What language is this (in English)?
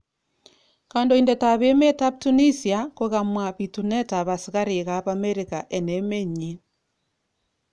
Kalenjin